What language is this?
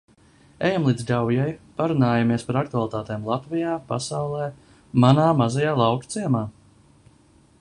Latvian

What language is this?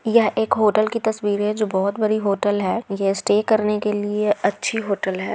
Magahi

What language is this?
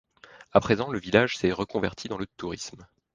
French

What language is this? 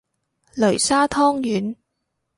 Cantonese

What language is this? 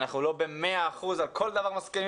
Hebrew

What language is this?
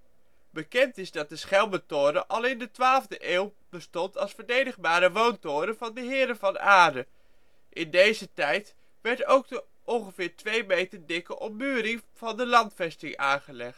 Dutch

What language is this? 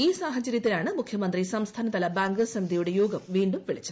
Malayalam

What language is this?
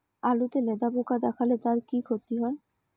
Bangla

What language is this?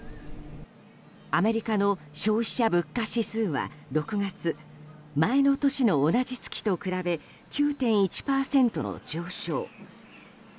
Japanese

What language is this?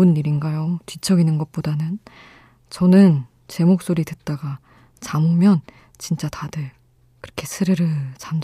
Korean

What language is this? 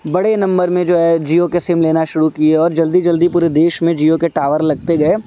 Urdu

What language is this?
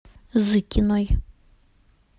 Russian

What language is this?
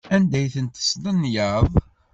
Kabyle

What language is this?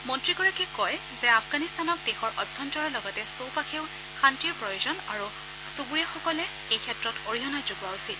Assamese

